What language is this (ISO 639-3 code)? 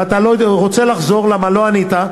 heb